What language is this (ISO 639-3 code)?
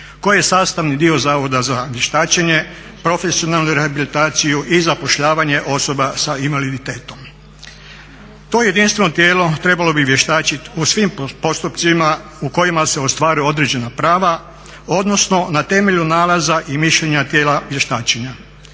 hrv